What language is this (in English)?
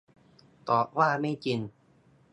Thai